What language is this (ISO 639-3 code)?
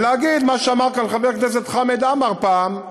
heb